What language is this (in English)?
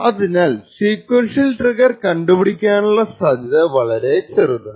Malayalam